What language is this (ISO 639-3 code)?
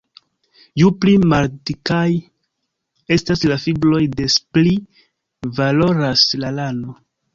epo